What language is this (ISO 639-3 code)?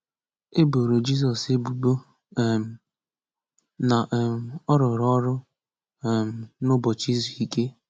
ibo